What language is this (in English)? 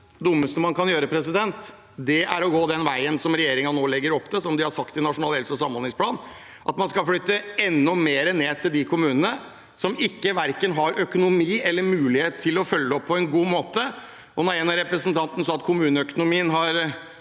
Norwegian